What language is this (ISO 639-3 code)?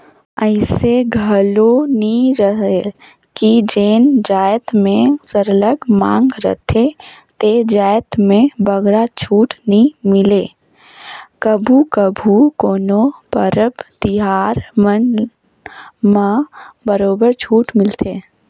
hne